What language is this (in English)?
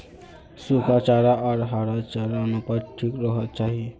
Magahi